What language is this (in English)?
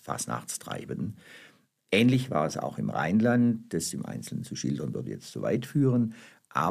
German